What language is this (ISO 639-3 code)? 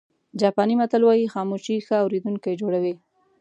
pus